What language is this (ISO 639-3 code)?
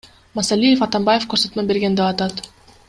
kir